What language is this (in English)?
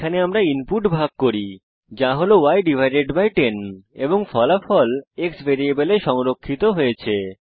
Bangla